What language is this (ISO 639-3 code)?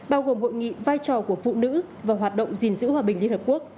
vie